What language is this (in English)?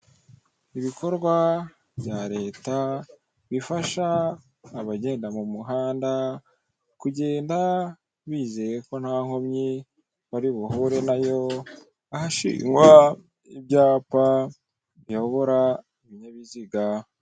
Kinyarwanda